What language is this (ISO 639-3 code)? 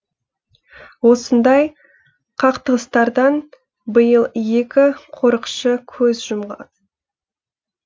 kaz